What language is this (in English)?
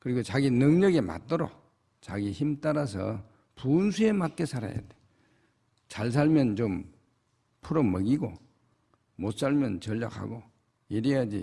Korean